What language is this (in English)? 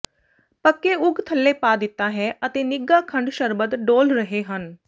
Punjabi